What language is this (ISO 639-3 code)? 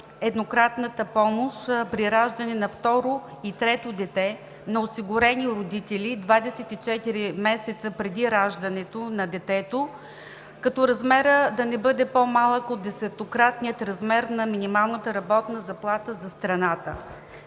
bul